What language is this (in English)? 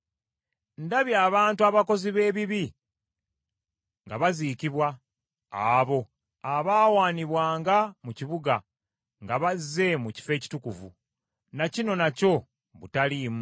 Ganda